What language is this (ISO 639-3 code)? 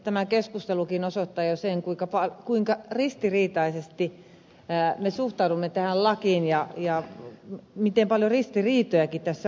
fin